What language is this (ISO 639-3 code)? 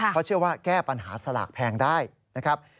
tha